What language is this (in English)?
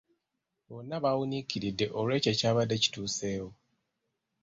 Ganda